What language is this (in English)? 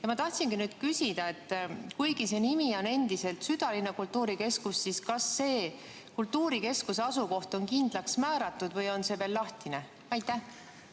Estonian